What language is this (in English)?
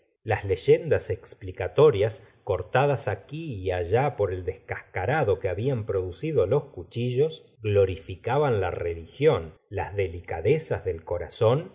Spanish